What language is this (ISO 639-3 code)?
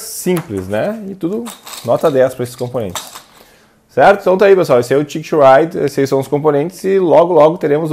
por